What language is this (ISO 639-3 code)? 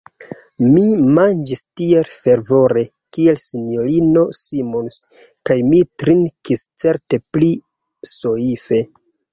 epo